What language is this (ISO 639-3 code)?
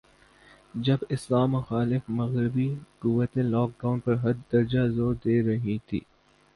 urd